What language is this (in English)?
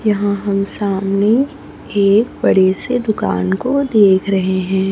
Hindi